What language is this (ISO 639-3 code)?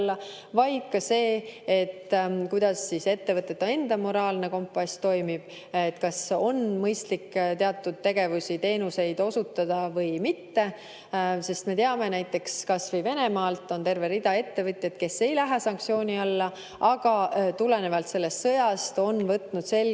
est